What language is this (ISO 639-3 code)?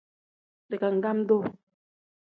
kdh